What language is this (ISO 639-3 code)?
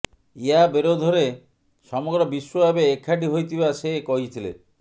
ori